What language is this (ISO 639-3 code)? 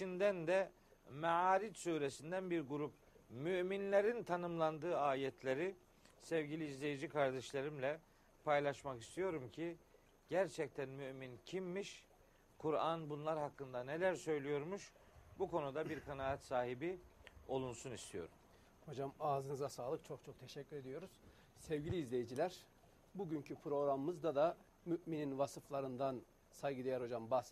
tur